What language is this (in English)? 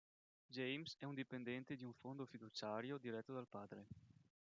Italian